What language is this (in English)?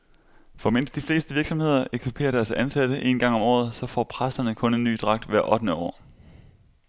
Danish